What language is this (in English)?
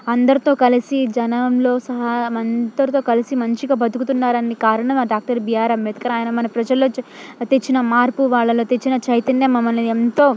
Telugu